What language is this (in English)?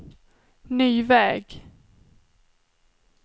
Swedish